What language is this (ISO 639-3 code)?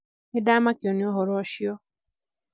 kik